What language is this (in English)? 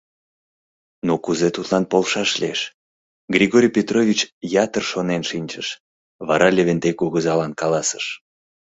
Mari